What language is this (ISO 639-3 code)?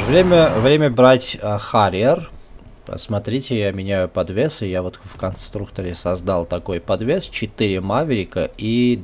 rus